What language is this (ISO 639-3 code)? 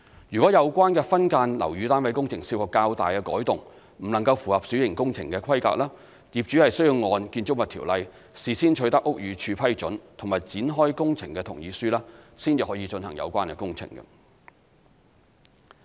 yue